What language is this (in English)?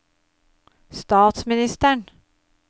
Norwegian